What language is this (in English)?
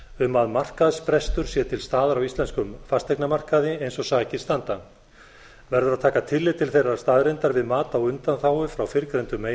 Icelandic